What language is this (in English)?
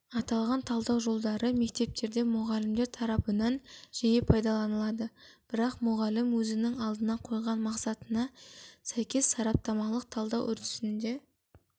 Kazakh